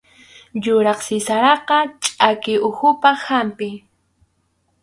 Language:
Arequipa-La Unión Quechua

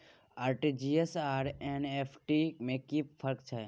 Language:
Maithili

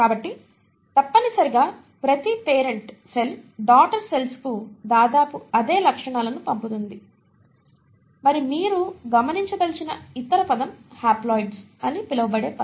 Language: Telugu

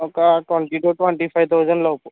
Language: Telugu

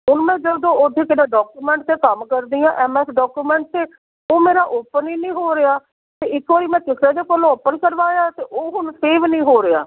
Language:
Punjabi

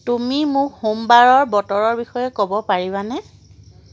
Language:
Assamese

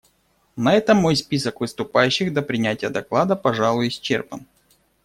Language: Russian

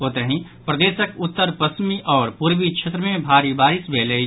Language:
Maithili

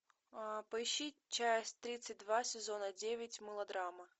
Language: Russian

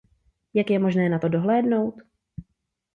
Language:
Czech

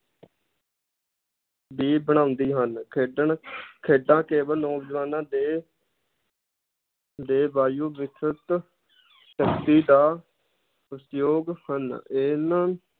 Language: Punjabi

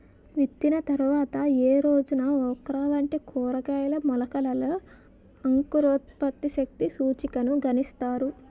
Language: Telugu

